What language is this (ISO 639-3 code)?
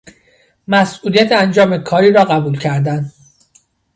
fas